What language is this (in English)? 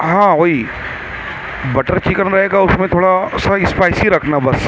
Urdu